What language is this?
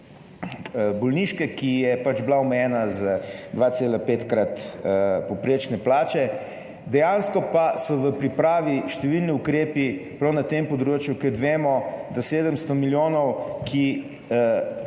Slovenian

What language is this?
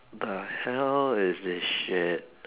English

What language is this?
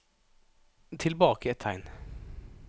Norwegian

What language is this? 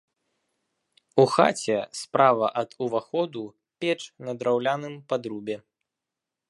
Belarusian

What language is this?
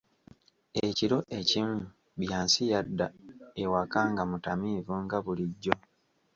Ganda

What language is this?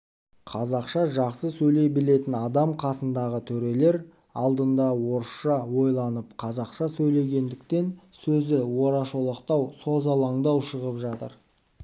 Kazakh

